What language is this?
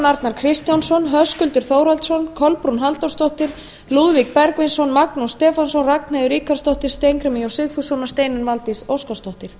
Icelandic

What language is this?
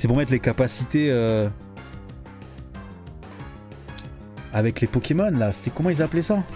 French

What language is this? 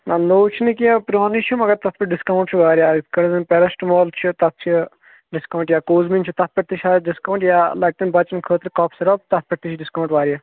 Kashmiri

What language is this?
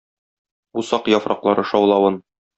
Tatar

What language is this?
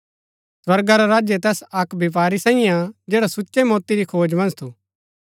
Gaddi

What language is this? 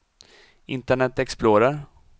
Swedish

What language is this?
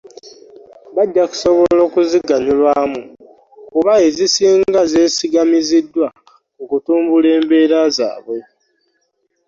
Ganda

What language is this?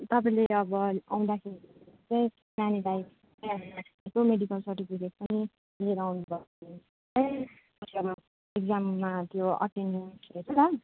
Nepali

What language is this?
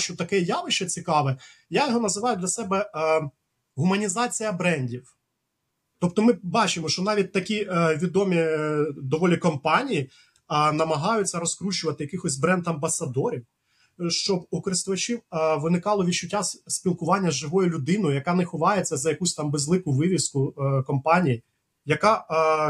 Ukrainian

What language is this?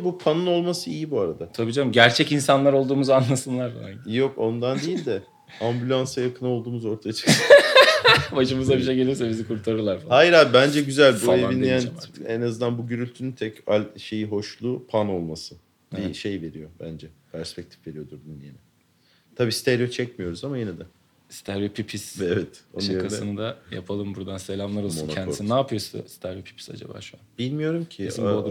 Turkish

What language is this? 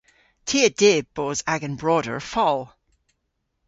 Cornish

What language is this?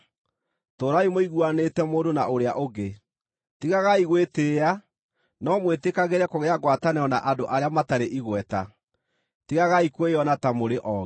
Kikuyu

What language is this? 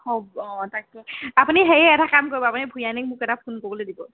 Assamese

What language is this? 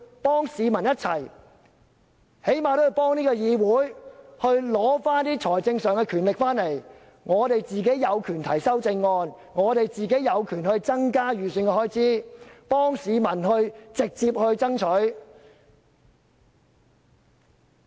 Cantonese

